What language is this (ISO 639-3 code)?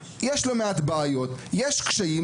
heb